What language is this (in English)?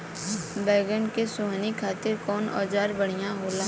Bhojpuri